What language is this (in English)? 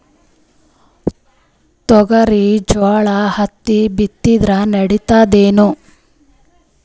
Kannada